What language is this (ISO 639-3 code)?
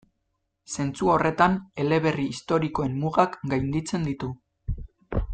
eus